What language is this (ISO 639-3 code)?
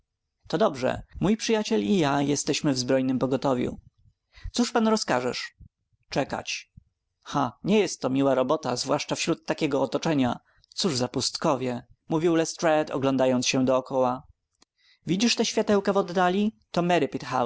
pol